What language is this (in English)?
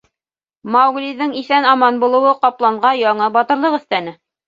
Bashkir